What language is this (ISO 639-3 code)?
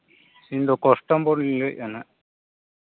sat